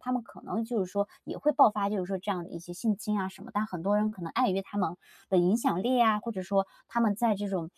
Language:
Chinese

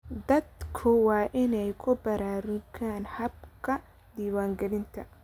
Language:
Somali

